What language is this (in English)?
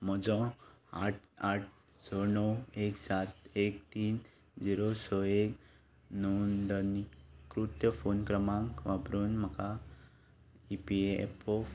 Konkani